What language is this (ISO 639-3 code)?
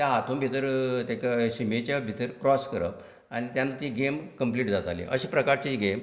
kok